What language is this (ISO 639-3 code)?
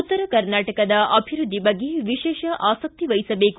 kan